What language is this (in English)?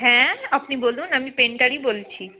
Bangla